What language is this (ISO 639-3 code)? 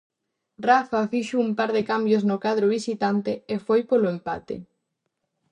glg